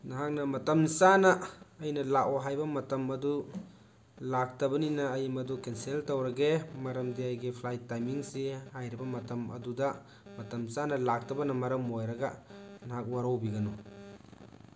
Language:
Manipuri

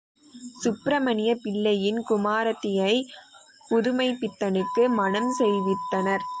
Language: Tamil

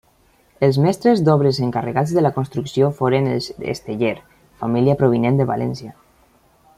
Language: Catalan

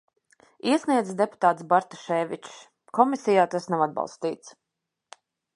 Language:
Latvian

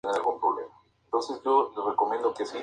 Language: Spanish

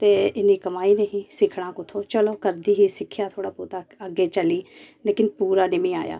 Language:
Dogri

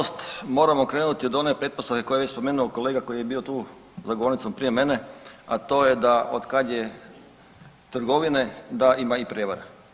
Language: Croatian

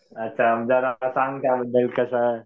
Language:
Marathi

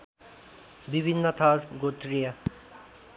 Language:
Nepali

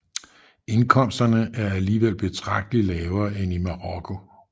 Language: Danish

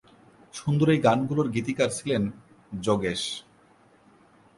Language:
Bangla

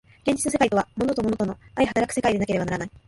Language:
Japanese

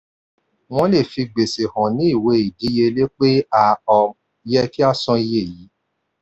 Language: Yoruba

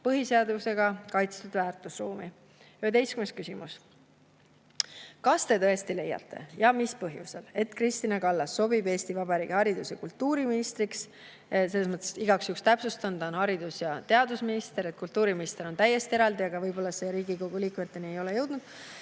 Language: Estonian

